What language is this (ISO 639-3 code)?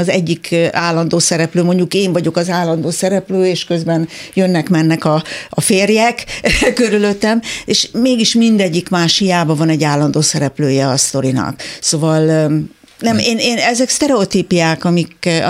hun